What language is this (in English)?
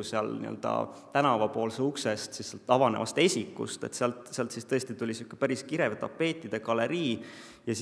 Finnish